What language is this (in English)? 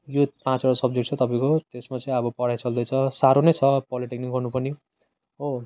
Nepali